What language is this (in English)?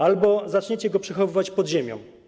Polish